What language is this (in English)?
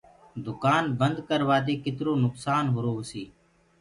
Gurgula